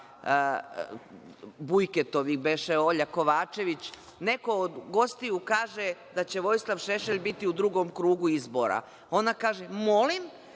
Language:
Serbian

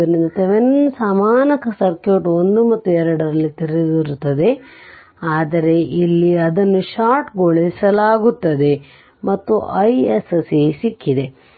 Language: Kannada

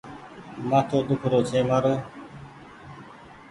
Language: Goaria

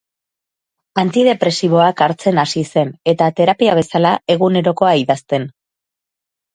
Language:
Basque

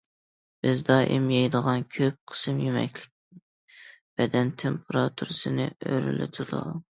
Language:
Uyghur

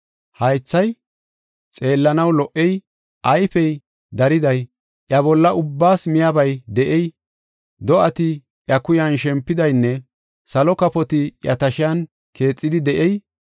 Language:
Gofa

